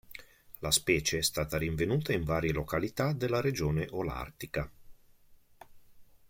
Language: Italian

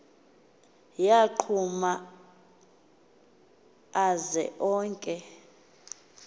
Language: Xhosa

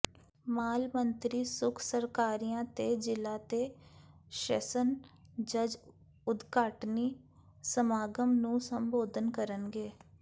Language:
Punjabi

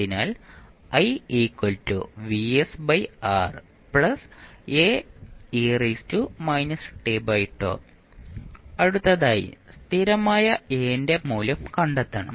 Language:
Malayalam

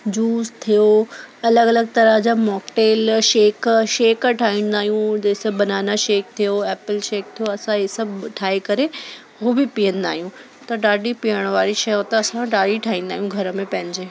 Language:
Sindhi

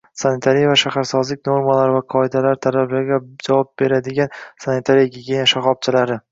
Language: Uzbek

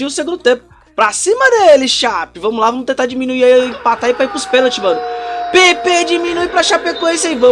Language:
Portuguese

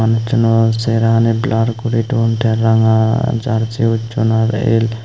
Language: Chakma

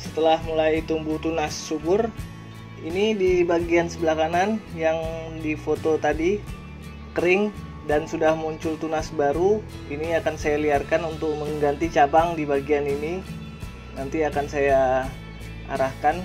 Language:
Indonesian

